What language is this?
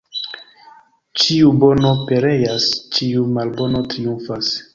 Esperanto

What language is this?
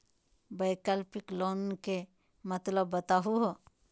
Magahi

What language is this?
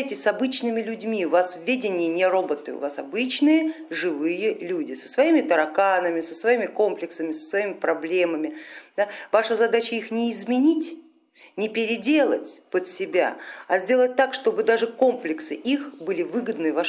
Russian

